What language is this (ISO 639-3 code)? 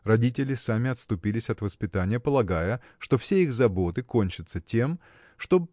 rus